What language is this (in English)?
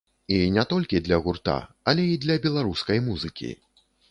Belarusian